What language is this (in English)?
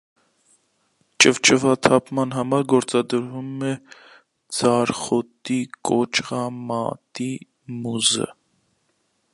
Armenian